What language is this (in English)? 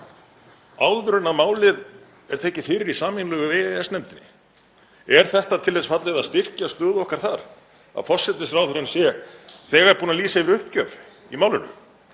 Icelandic